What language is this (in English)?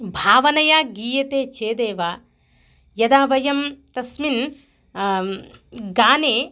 Sanskrit